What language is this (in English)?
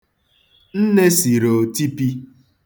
Igbo